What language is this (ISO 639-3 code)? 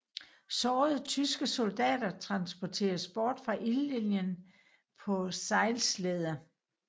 dan